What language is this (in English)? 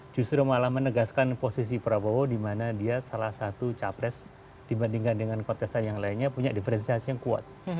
Indonesian